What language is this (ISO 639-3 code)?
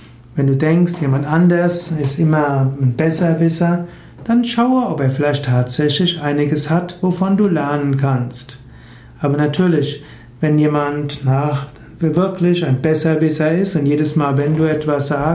deu